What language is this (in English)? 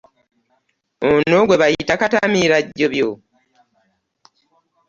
Ganda